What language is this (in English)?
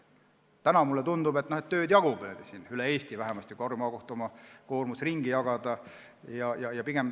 Estonian